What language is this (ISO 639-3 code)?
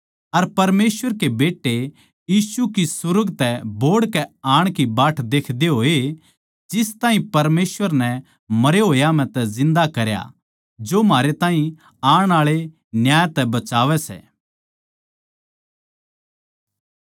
bgc